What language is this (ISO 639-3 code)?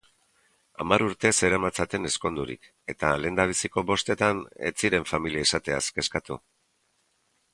eus